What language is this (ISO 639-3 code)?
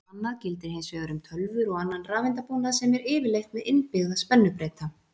isl